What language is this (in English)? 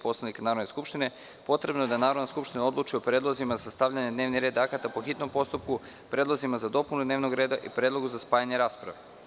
Serbian